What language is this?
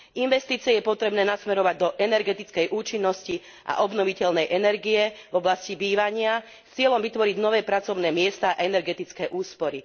Slovak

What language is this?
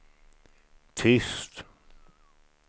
Swedish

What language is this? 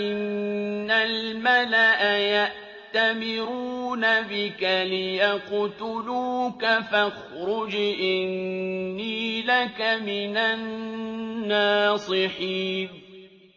Arabic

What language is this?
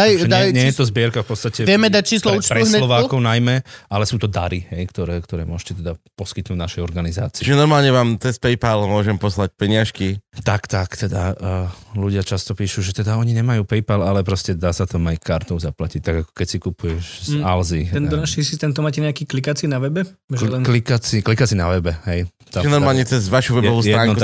Slovak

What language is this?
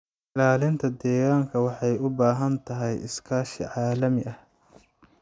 Somali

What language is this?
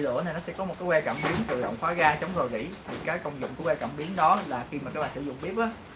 Vietnamese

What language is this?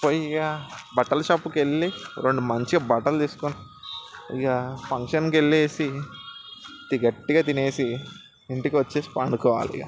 Telugu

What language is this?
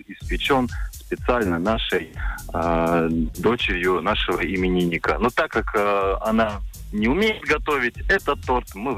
Russian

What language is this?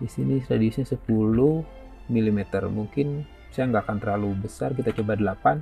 Indonesian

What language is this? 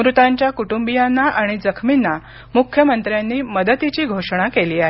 Marathi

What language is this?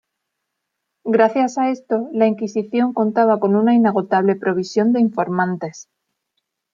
Spanish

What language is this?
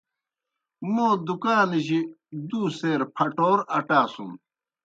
Kohistani Shina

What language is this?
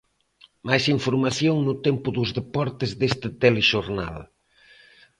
Galician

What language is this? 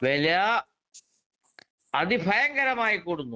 Malayalam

